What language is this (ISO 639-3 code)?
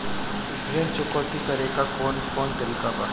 bho